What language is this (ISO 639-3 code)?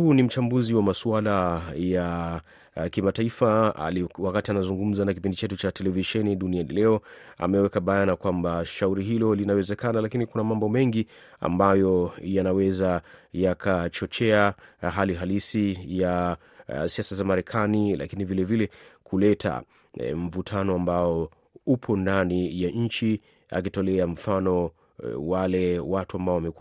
swa